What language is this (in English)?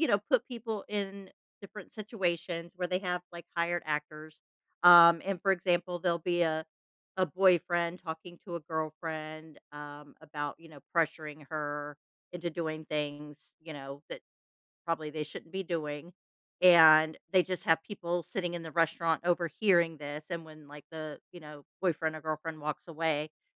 English